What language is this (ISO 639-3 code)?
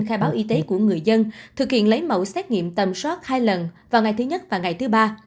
vie